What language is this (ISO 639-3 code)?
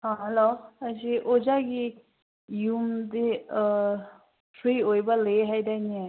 mni